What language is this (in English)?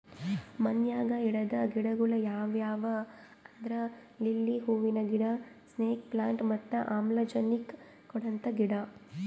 Kannada